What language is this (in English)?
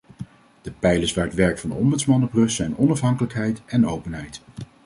Dutch